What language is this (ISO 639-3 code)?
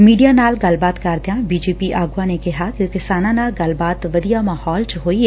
pan